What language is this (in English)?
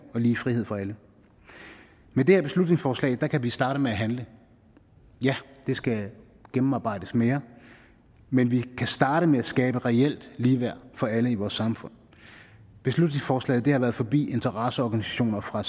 Danish